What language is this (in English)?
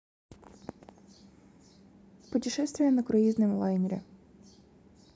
Russian